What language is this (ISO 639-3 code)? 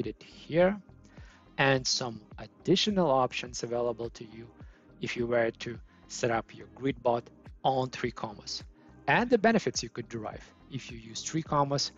eng